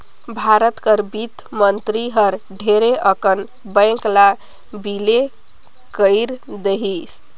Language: Chhattisgarhi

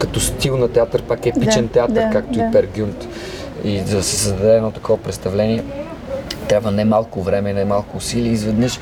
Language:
Bulgarian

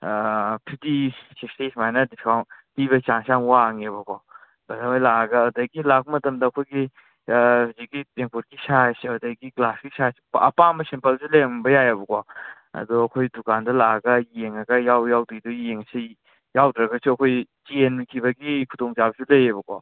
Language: Manipuri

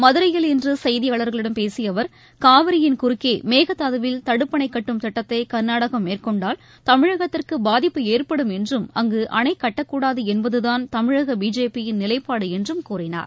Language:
Tamil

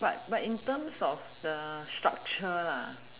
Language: English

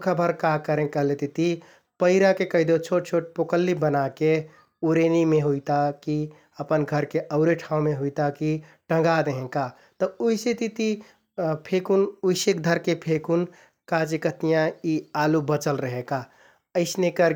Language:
Kathoriya Tharu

